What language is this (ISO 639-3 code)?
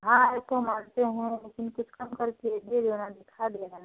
hin